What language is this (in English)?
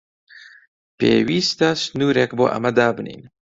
Central Kurdish